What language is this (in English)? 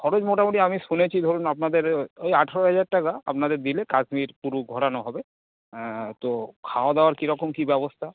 Bangla